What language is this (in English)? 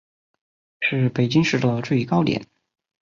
Chinese